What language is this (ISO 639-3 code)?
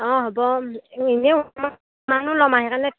asm